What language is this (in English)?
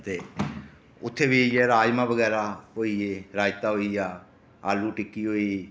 Dogri